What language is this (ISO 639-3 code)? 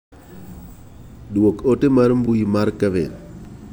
luo